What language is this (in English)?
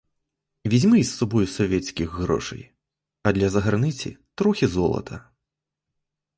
Ukrainian